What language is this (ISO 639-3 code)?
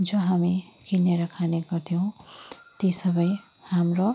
nep